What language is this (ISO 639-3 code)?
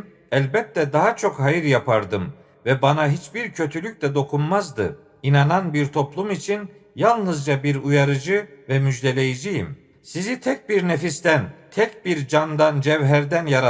tur